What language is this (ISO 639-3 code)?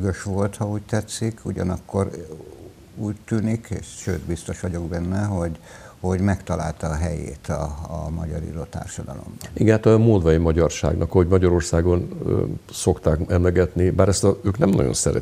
hun